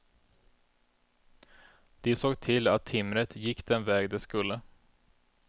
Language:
Swedish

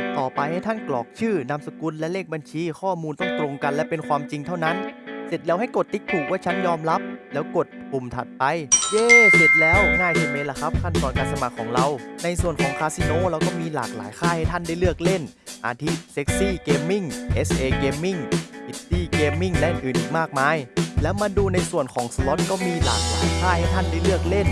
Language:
Thai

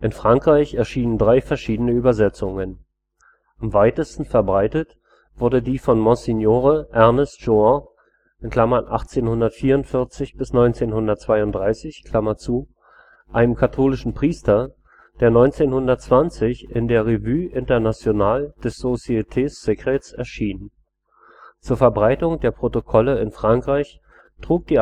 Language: German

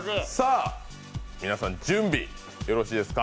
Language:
Japanese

